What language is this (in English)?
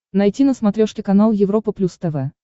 Russian